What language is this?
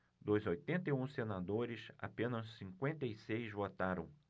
Portuguese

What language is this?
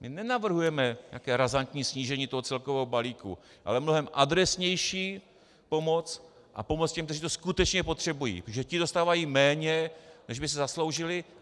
Czech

